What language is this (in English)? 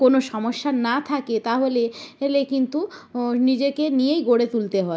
Bangla